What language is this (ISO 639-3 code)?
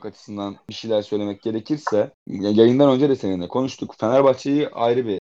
tur